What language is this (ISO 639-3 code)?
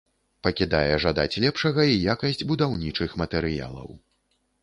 bel